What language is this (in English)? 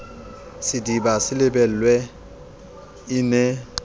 Southern Sotho